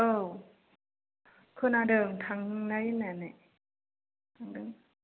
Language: Bodo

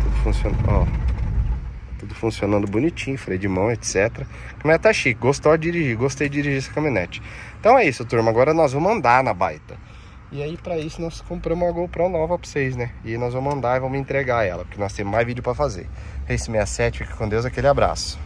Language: Portuguese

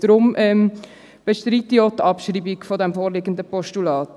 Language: Swiss German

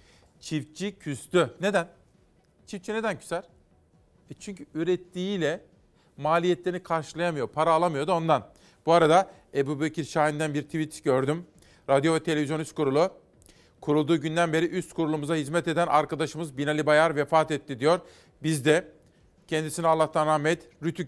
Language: Turkish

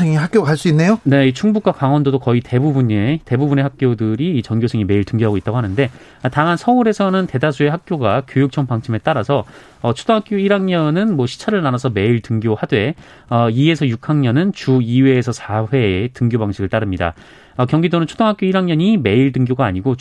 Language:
Korean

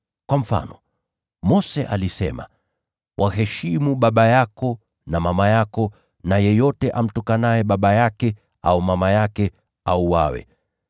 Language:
Swahili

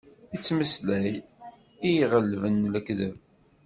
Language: Kabyle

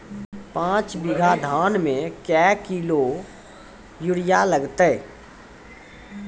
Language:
Maithili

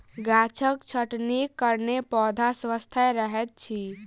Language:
Maithili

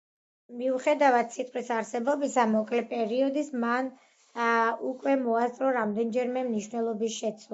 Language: Georgian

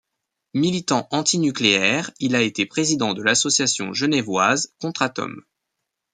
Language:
French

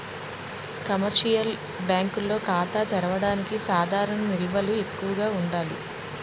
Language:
Telugu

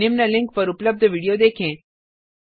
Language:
Hindi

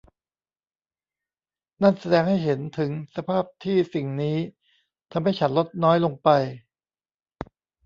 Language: Thai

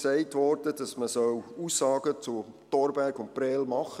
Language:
Swiss German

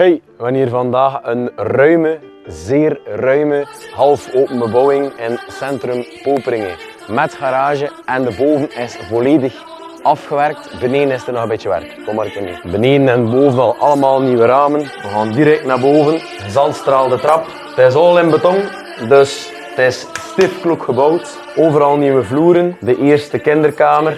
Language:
Dutch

